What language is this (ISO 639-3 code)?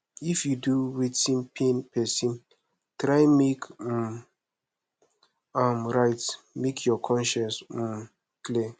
pcm